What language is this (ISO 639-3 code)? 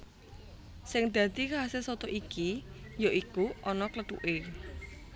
jav